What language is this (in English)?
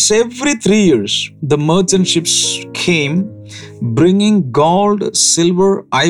Malayalam